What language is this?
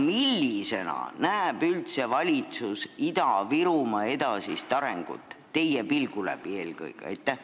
Estonian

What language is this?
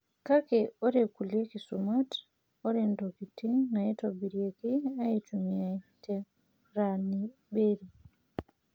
Masai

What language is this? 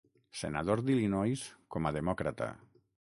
Catalan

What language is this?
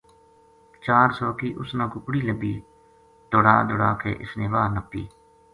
Gujari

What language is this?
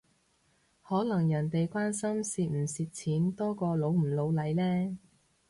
Cantonese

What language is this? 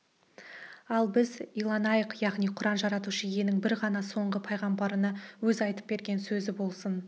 Kazakh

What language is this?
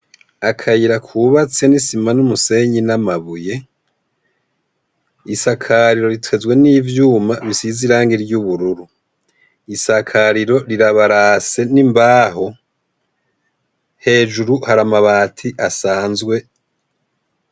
Rundi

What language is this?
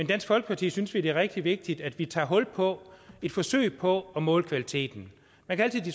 Danish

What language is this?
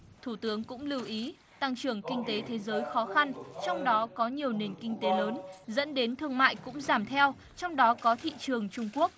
Vietnamese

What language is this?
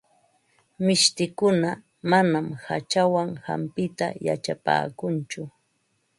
Ambo-Pasco Quechua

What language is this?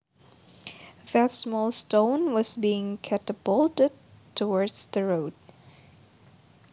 Javanese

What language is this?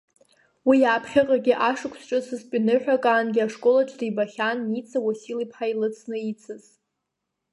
Abkhazian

